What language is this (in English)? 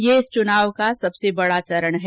Hindi